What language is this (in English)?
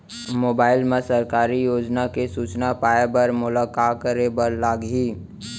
Chhattisgarhi